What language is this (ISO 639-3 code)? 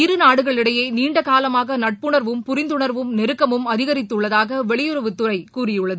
tam